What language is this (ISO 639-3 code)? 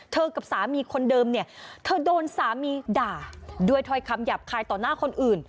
tha